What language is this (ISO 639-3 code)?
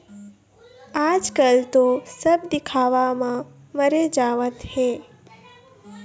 hne